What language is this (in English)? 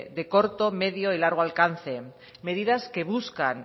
Spanish